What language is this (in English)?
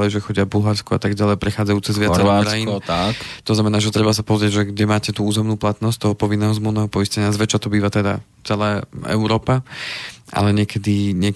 Slovak